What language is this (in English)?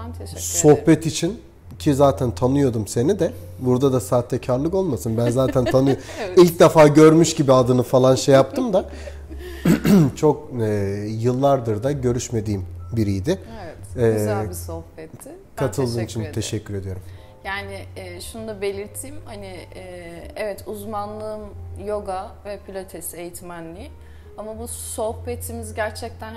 Turkish